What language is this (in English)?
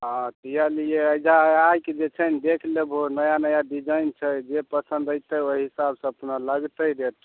Maithili